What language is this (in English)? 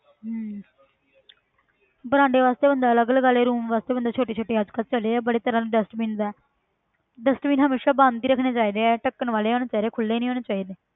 Punjabi